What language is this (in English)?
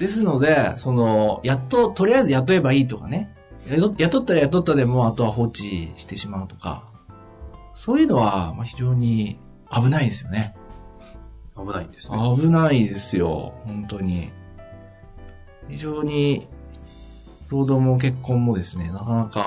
Japanese